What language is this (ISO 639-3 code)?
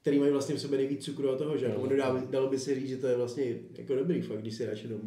ces